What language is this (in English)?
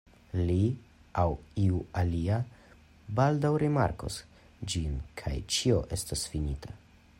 Esperanto